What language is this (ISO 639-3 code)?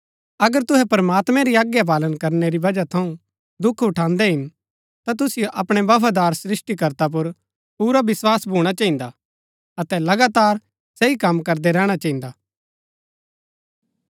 gbk